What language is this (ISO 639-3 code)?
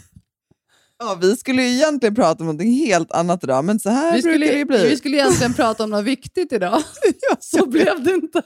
swe